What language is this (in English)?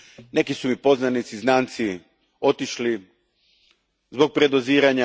Croatian